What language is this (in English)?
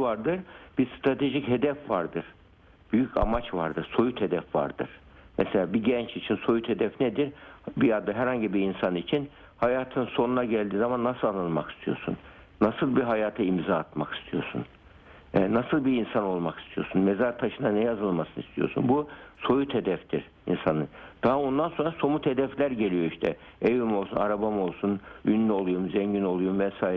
Turkish